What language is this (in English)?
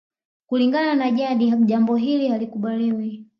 Swahili